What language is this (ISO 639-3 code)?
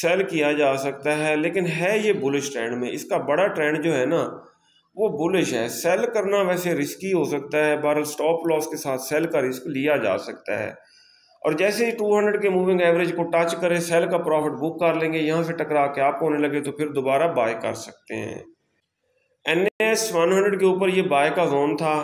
hin